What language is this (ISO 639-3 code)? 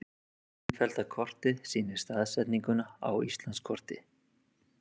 isl